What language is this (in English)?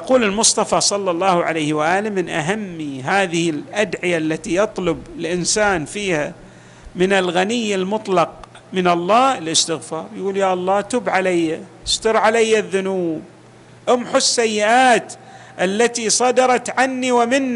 Arabic